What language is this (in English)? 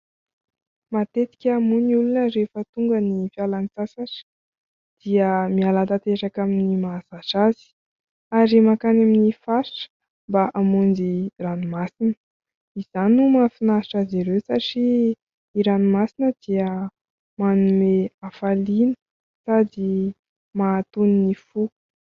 Malagasy